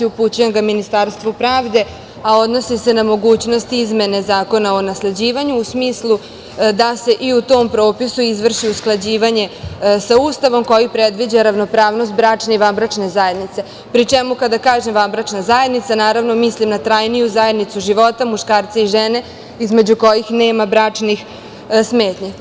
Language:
Serbian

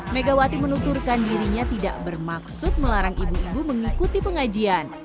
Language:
Indonesian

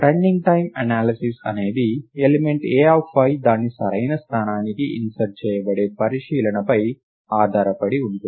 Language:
Telugu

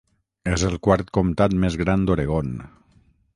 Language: Catalan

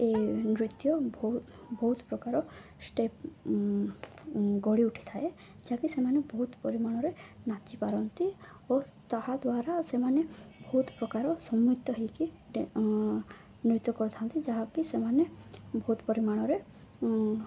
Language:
Odia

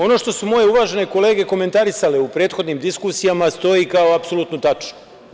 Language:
Serbian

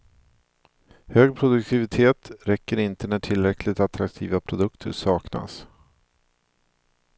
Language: Swedish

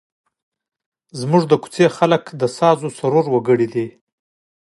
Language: Pashto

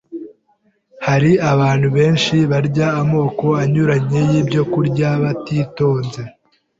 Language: Kinyarwanda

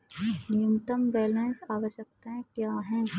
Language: Hindi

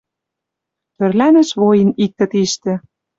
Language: Western Mari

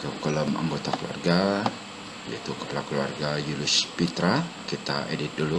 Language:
Indonesian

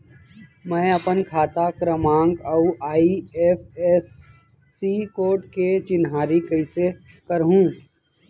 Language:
Chhattisgarhi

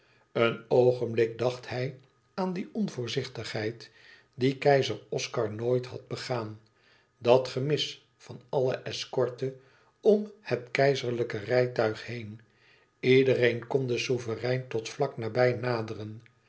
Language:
Dutch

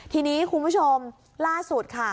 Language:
Thai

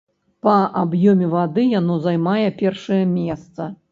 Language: Belarusian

